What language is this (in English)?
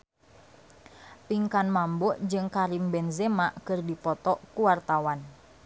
Sundanese